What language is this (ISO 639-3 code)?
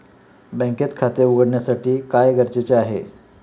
mar